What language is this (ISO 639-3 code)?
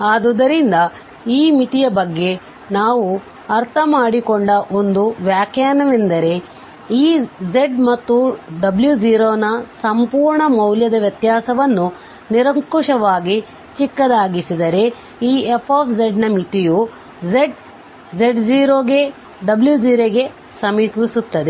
kan